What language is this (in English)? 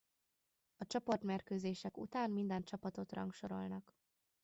Hungarian